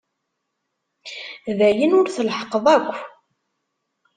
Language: Kabyle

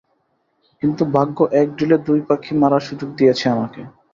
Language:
Bangla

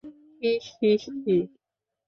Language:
Bangla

